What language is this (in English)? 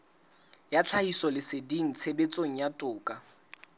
Southern Sotho